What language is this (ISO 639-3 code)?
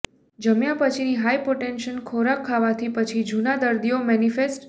guj